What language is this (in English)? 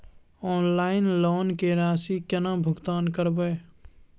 Maithili